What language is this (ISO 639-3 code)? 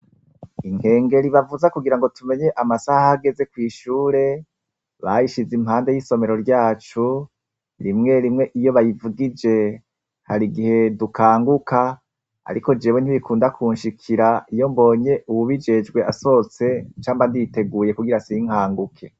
run